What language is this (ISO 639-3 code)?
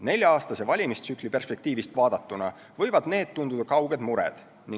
est